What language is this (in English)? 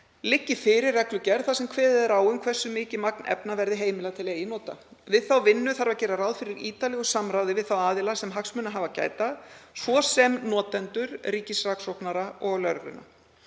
Icelandic